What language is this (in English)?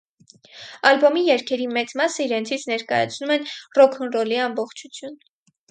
Armenian